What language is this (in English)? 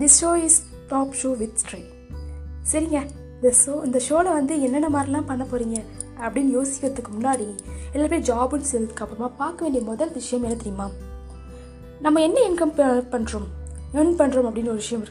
Tamil